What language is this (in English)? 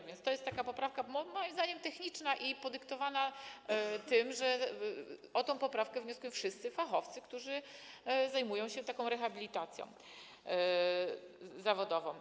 Polish